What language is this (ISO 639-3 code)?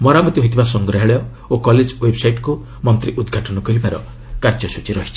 ori